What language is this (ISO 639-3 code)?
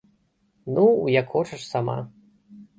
bel